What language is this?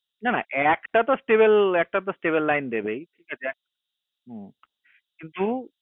Bangla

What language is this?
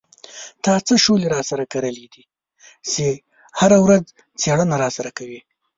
Pashto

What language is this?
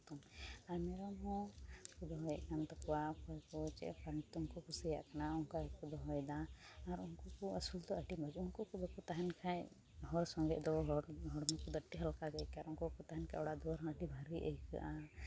Santali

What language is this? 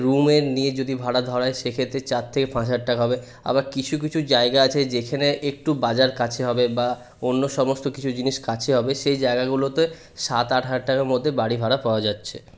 Bangla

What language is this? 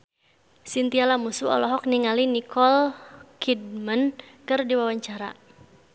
Sundanese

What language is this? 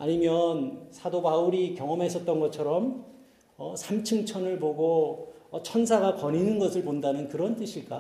Korean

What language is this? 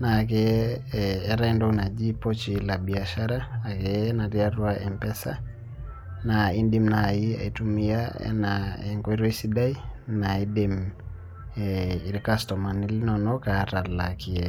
Masai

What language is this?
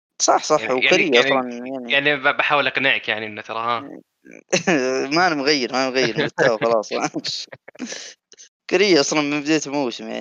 Arabic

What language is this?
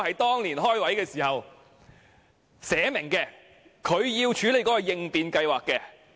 Cantonese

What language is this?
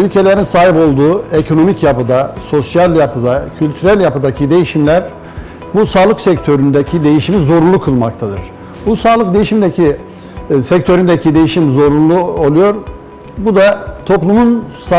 Turkish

